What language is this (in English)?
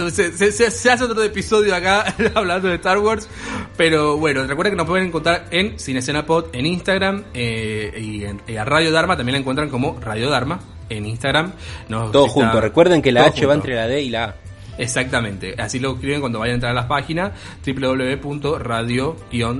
Spanish